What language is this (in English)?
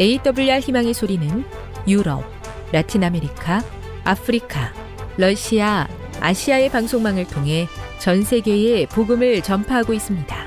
Korean